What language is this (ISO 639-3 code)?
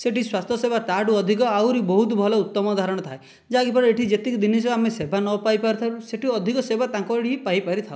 ori